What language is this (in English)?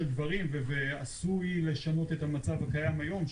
Hebrew